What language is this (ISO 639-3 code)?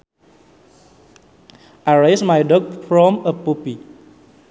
sun